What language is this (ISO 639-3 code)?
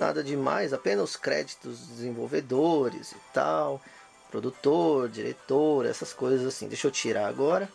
por